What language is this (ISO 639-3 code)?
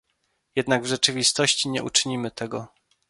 pol